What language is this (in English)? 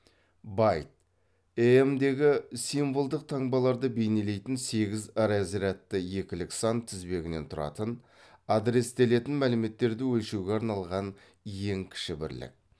Kazakh